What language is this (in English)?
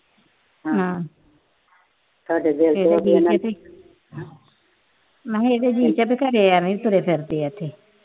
Punjabi